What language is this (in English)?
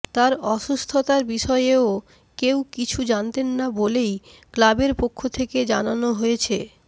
Bangla